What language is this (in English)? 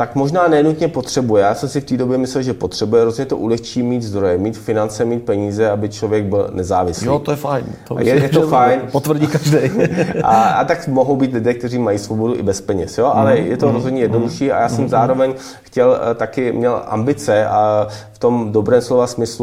Czech